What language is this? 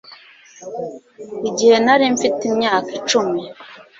Kinyarwanda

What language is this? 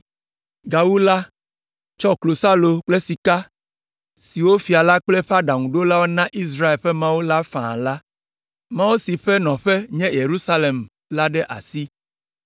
Ewe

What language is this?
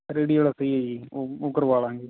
Punjabi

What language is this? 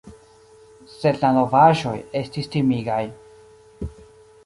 Esperanto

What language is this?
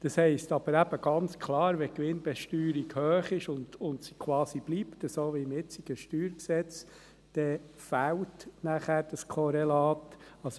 Swiss German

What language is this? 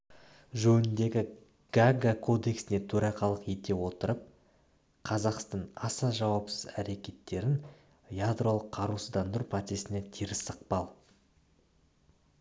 Kazakh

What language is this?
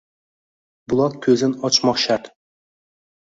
Uzbek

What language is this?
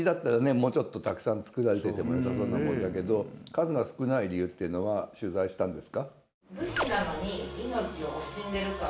Japanese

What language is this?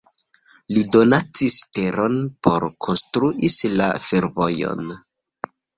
Esperanto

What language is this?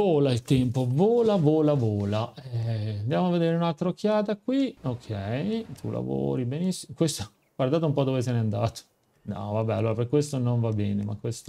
Italian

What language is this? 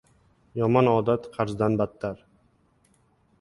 Uzbek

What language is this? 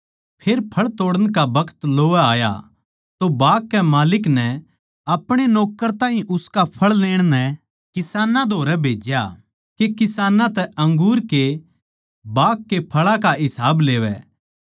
Haryanvi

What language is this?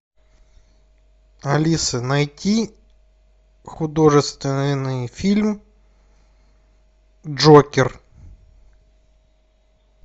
Russian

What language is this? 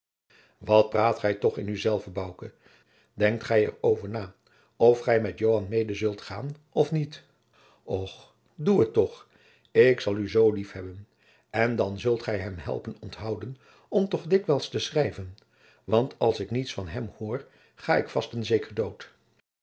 Dutch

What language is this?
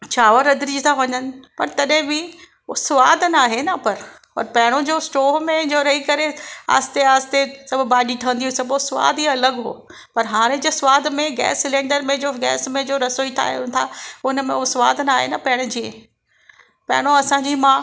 Sindhi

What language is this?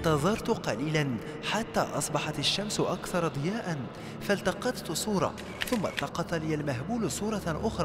Arabic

